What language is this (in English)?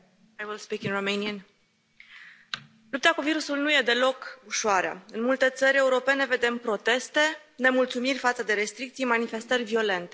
Romanian